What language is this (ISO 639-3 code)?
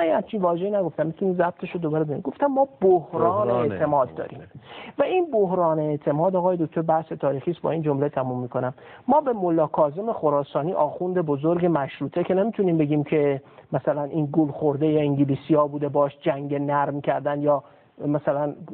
fas